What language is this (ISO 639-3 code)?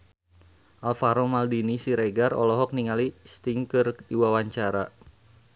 sun